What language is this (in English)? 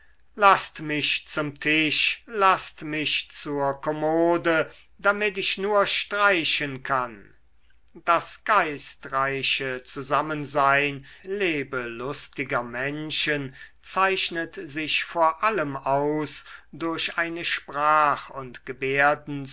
German